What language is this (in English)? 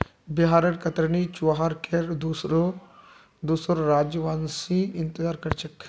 Magahi